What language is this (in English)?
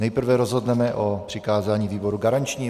Czech